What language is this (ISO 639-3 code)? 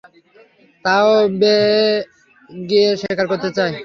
ben